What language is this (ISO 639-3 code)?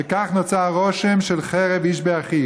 heb